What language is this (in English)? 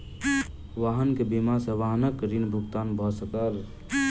Maithili